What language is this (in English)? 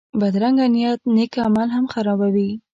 Pashto